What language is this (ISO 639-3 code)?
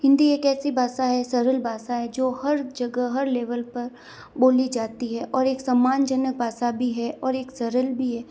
hin